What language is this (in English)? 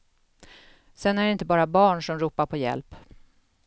Swedish